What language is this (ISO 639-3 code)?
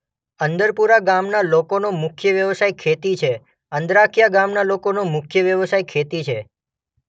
guj